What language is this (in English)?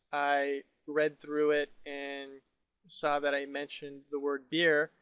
English